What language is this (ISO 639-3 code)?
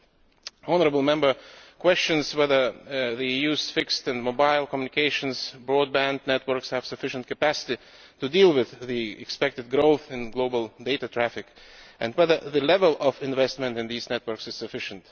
eng